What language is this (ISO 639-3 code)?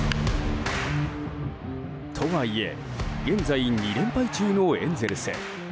jpn